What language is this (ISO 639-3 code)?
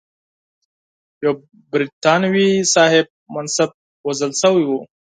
pus